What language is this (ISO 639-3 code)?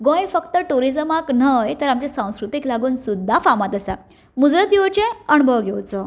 kok